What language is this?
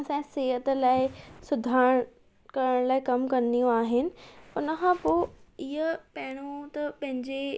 Sindhi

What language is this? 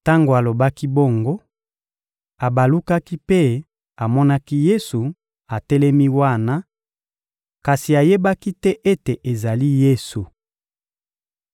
Lingala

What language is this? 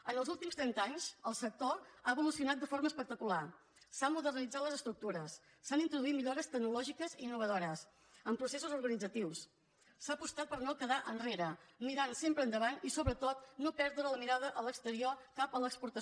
Catalan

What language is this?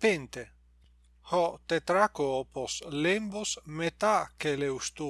Greek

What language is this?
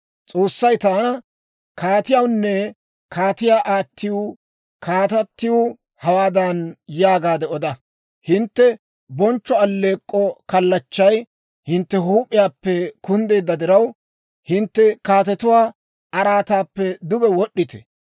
Dawro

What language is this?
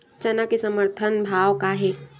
Chhattisgarhi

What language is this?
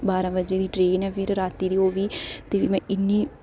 Dogri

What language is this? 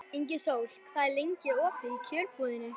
Icelandic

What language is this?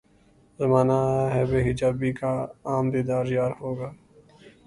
Urdu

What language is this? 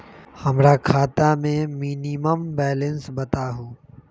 Magahi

